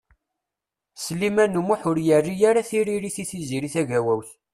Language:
Kabyle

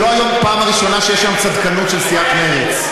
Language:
Hebrew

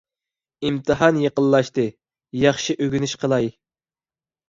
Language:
Uyghur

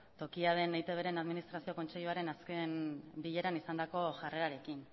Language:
Basque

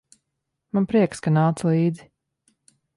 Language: Latvian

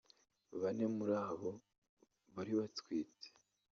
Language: Kinyarwanda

